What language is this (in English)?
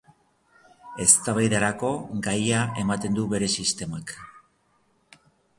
Basque